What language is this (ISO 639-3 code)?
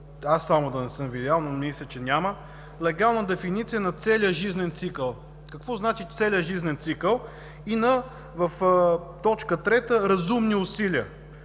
bul